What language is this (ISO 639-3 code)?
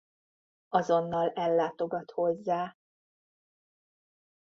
hun